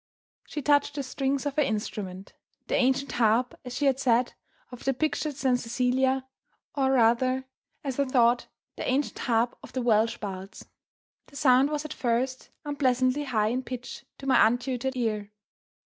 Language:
English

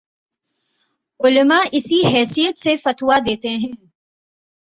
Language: Urdu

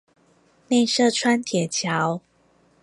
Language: Chinese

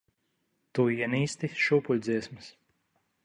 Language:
Latvian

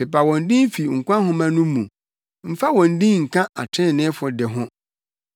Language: Akan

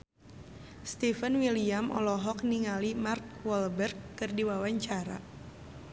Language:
Sundanese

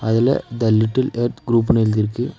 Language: Tamil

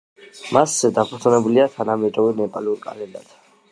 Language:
Georgian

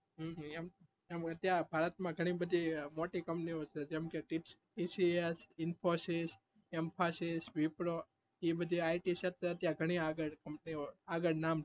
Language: Gujarati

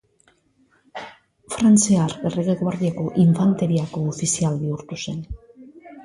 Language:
Basque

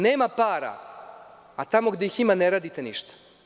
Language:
Serbian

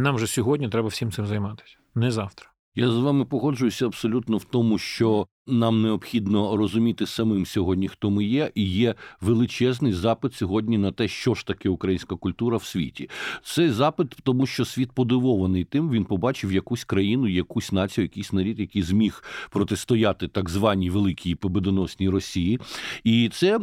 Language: Ukrainian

